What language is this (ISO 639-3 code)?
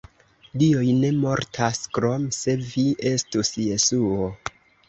epo